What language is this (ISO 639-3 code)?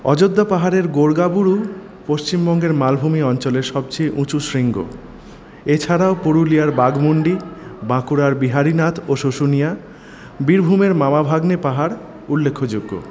ben